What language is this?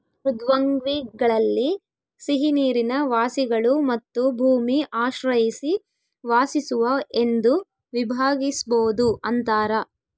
Kannada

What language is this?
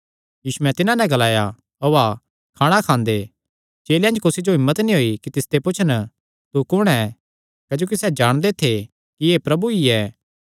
Kangri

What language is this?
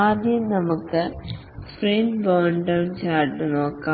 Malayalam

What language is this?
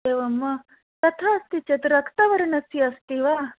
Sanskrit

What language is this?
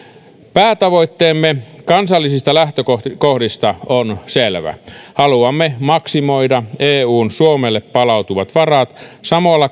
Finnish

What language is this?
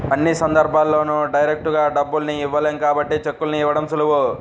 Telugu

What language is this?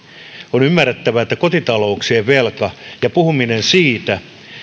Finnish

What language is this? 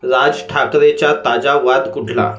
Marathi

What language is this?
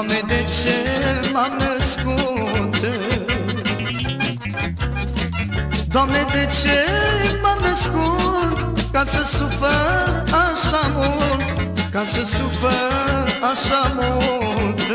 Romanian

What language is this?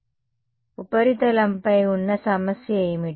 Telugu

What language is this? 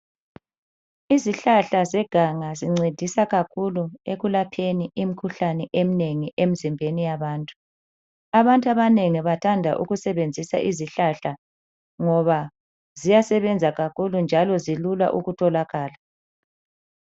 North Ndebele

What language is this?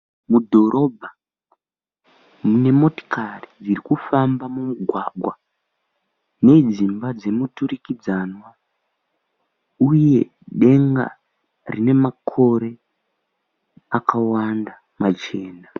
Shona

